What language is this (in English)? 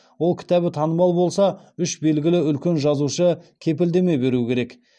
Kazakh